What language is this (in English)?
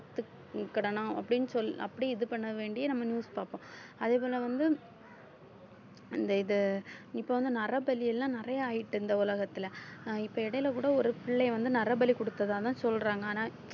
Tamil